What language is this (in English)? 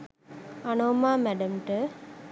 Sinhala